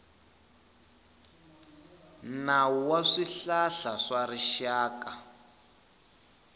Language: Tsonga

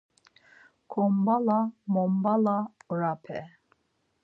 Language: Laz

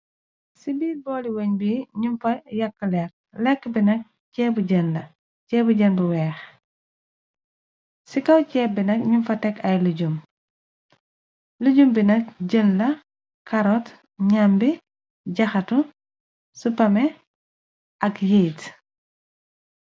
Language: Wolof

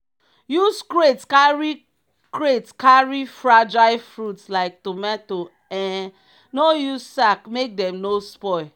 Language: Nigerian Pidgin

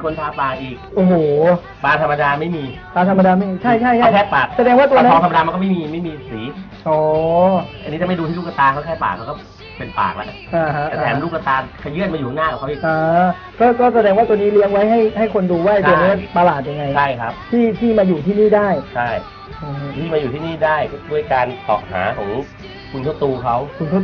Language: Thai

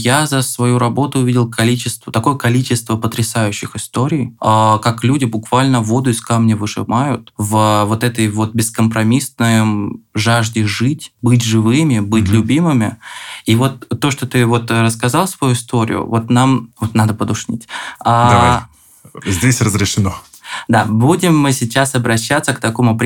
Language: Russian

